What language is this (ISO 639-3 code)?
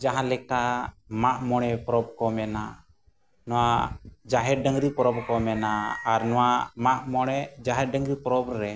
sat